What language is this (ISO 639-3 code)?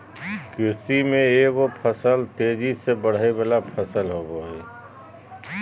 mag